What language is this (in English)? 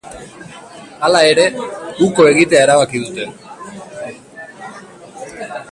Basque